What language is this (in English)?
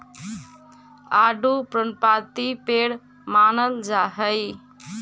Magahi